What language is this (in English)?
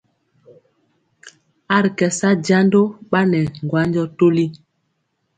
Mpiemo